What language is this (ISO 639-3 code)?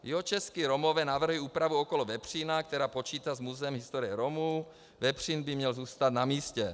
ces